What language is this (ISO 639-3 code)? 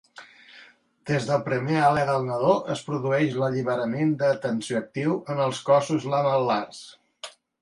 cat